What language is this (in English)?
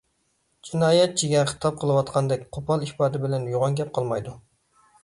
Uyghur